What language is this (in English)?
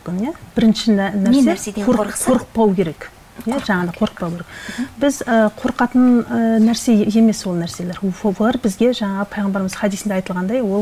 Arabic